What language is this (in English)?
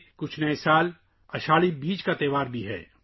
Urdu